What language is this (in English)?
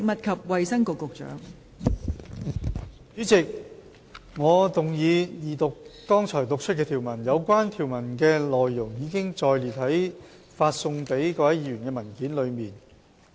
Cantonese